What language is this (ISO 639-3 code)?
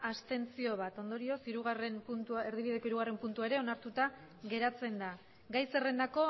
eus